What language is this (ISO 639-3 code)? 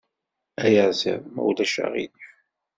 kab